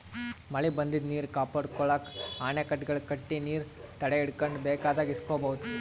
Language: Kannada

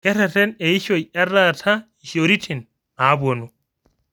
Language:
Masai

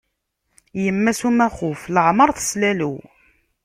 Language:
Kabyle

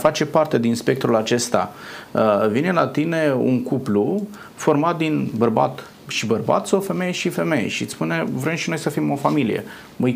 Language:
Romanian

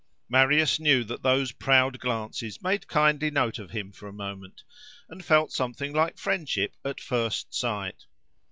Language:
English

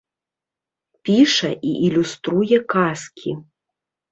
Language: Belarusian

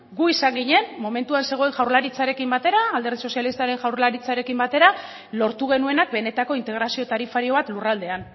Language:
Basque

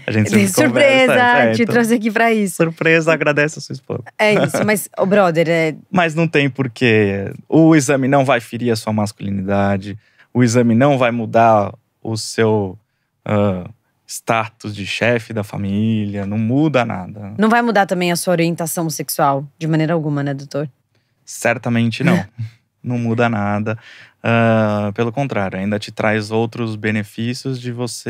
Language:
Portuguese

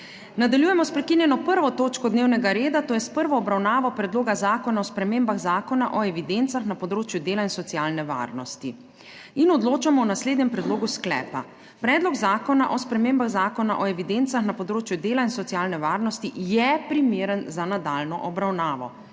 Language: Slovenian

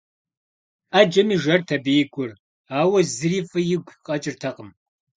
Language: Kabardian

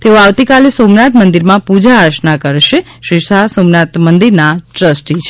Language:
Gujarati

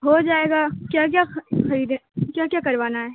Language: Urdu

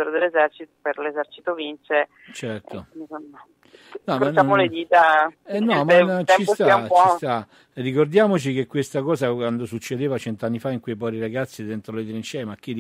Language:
Italian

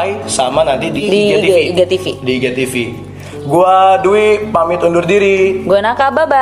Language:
Indonesian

